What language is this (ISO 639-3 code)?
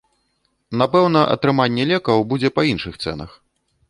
bel